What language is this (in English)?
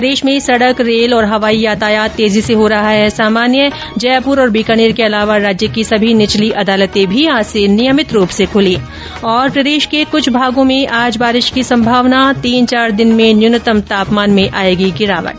Hindi